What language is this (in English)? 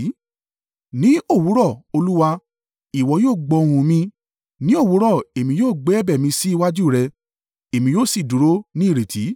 Yoruba